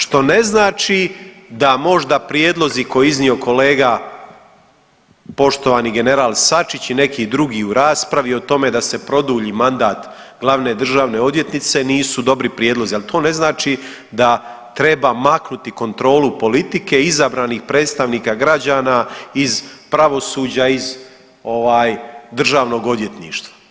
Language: Croatian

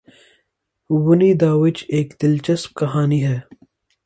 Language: Urdu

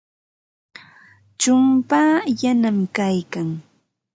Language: Ambo-Pasco Quechua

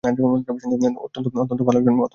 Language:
Bangla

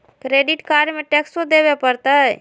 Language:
Magahi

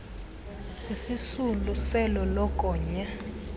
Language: Xhosa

